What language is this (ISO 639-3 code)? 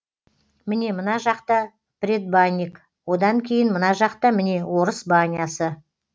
kaz